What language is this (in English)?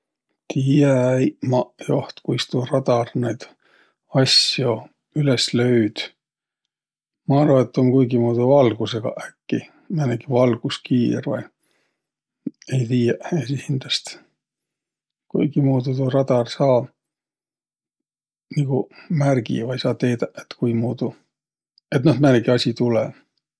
Võro